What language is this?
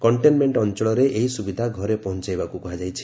Odia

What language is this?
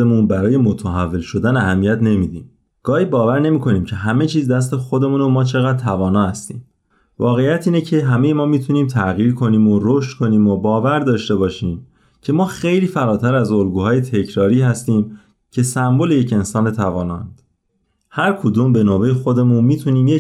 Persian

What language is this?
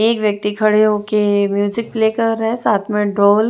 Hindi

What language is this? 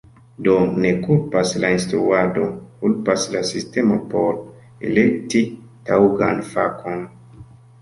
Esperanto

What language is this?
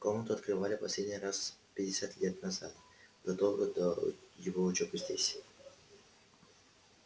Russian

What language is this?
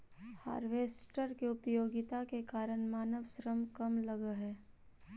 Magahi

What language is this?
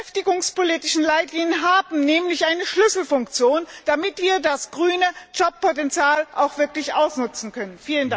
German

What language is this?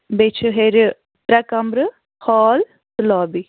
Kashmiri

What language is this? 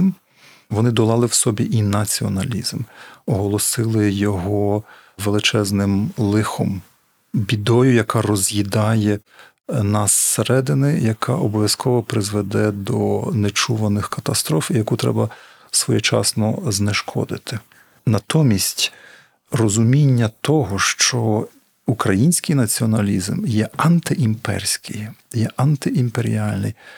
Ukrainian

